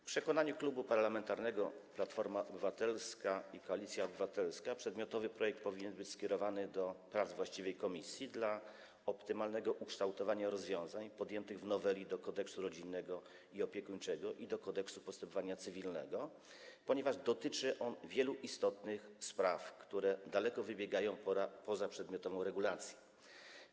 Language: Polish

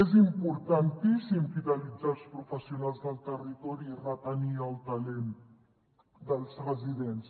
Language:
Catalan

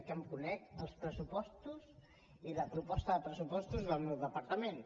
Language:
Catalan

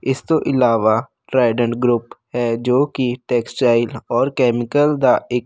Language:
Punjabi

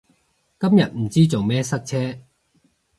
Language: Cantonese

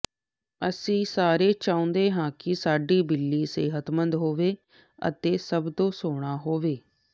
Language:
Punjabi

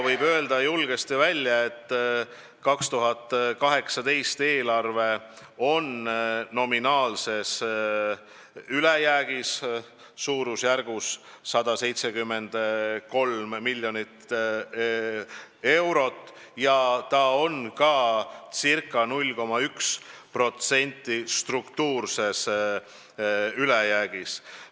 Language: Estonian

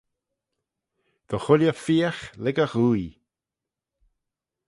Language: Manx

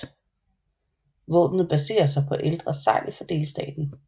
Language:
Danish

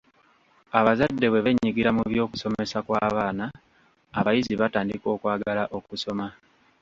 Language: Ganda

